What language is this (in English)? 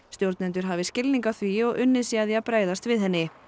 Icelandic